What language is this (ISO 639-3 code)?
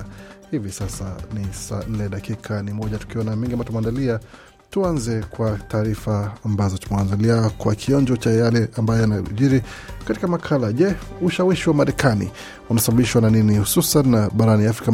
swa